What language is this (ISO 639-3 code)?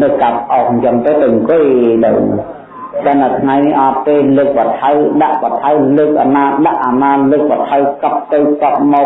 vie